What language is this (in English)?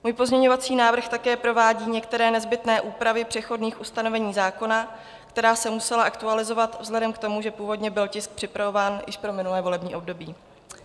Czech